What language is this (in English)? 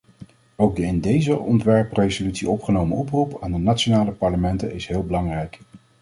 Dutch